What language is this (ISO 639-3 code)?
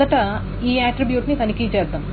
tel